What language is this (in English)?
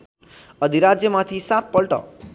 Nepali